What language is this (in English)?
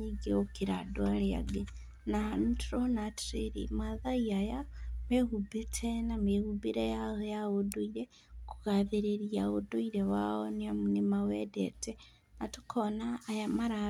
Kikuyu